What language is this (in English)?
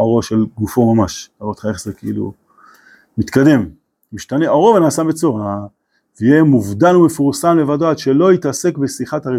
Hebrew